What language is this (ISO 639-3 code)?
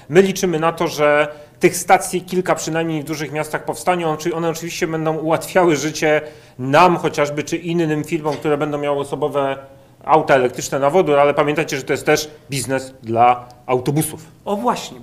pol